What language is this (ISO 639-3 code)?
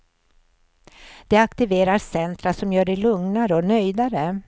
swe